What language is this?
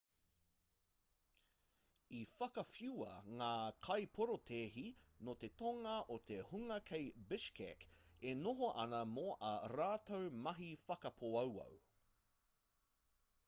Māori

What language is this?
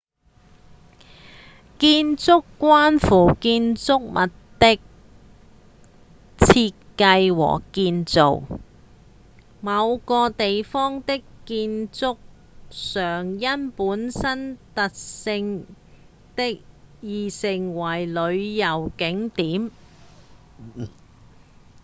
Cantonese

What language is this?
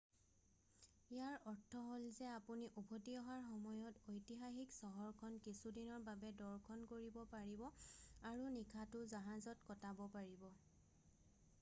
Assamese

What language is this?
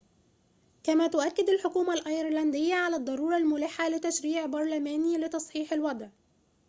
Arabic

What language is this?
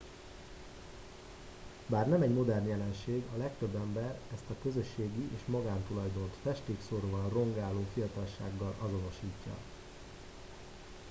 Hungarian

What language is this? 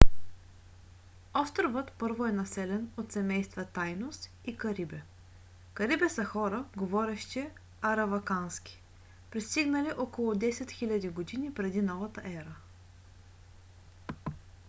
Bulgarian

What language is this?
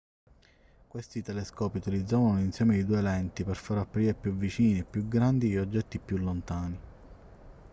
Italian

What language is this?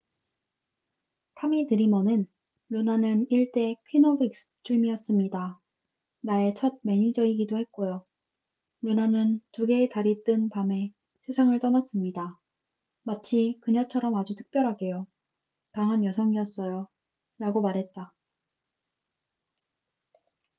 Korean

